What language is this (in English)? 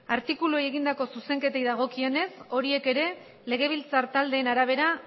Basque